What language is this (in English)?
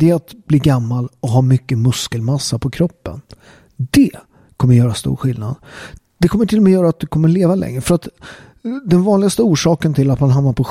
Swedish